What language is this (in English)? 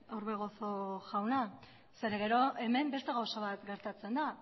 Basque